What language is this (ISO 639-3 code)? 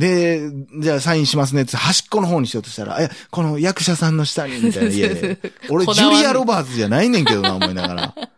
jpn